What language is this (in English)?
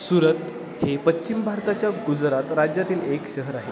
Marathi